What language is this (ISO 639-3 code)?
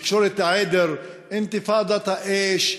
heb